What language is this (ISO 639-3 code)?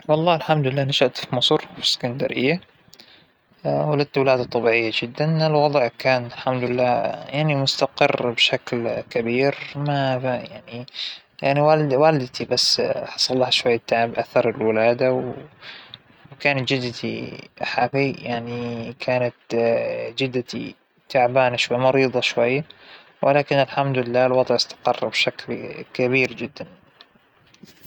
acw